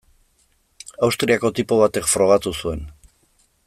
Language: Basque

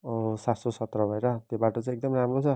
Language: Nepali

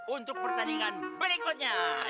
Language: Indonesian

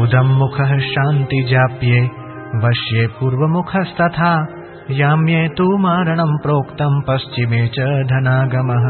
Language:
Hindi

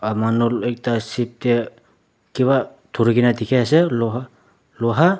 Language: Naga Pidgin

